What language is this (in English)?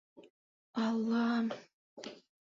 Bashkir